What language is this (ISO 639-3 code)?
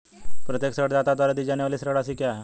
hin